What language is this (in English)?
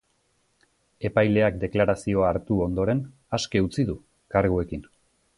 Basque